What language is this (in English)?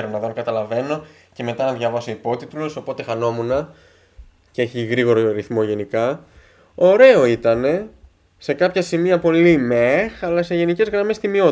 Greek